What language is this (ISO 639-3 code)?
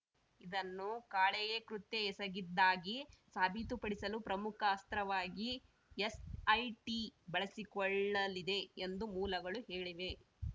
kan